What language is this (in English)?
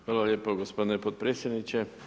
Croatian